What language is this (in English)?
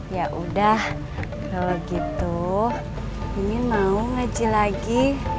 Indonesian